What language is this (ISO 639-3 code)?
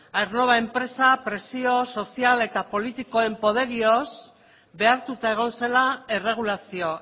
eus